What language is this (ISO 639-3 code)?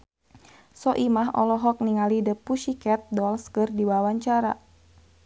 sun